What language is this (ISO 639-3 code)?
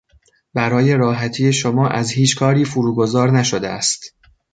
fas